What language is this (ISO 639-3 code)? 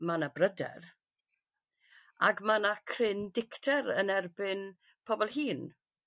cym